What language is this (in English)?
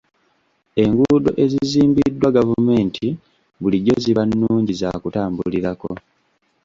Ganda